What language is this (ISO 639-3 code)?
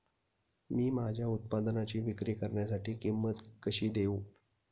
mar